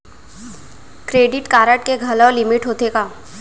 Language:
Chhattisgarhi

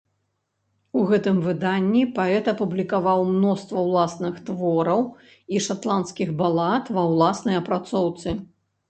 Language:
Belarusian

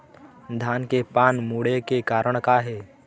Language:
Chhattisgarhi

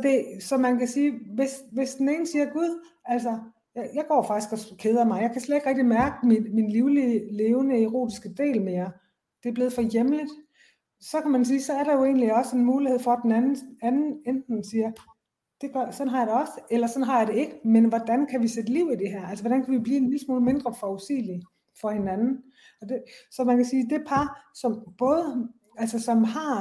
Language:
Danish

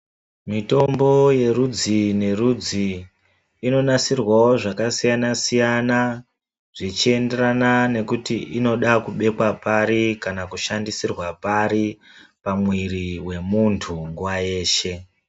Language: Ndau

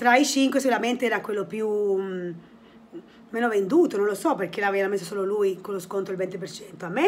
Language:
Italian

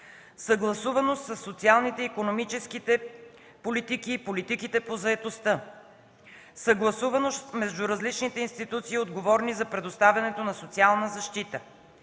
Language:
Bulgarian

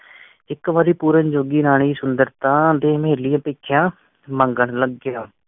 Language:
Punjabi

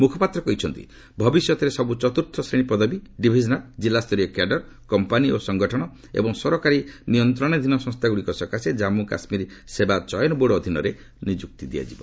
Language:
Odia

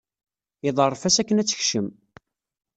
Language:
Kabyle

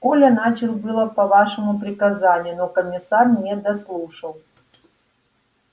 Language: Russian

